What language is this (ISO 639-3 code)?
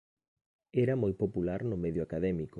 glg